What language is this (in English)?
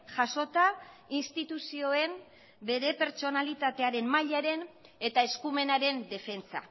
Basque